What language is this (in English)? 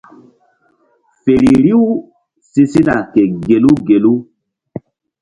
Mbum